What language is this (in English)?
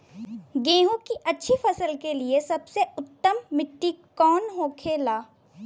Bhojpuri